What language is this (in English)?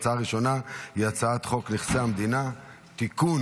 Hebrew